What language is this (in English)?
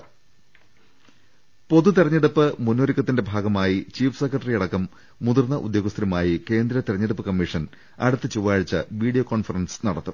Malayalam